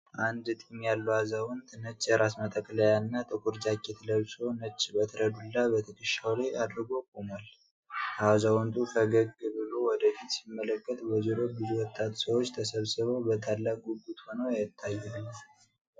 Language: Amharic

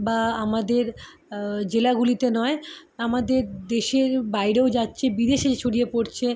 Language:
Bangla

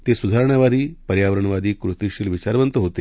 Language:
Marathi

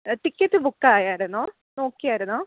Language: Malayalam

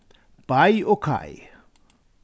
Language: Faroese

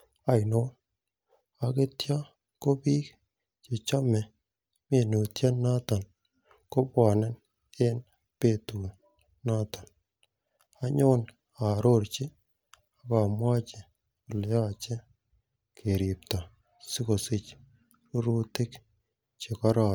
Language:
Kalenjin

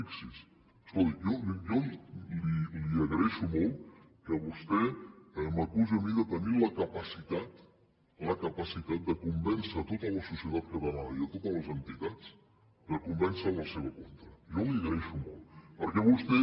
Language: Catalan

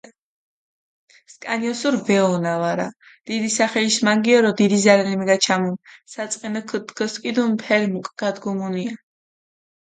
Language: Mingrelian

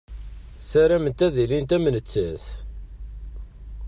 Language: Kabyle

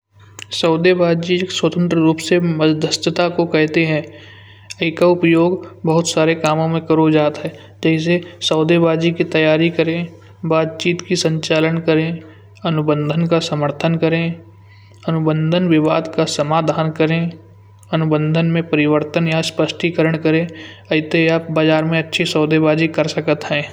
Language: Kanauji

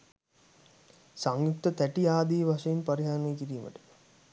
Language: Sinhala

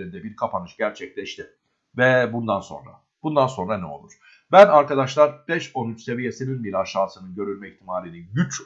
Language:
Turkish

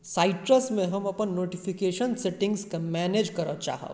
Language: Maithili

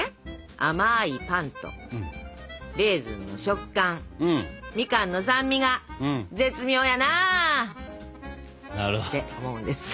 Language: Japanese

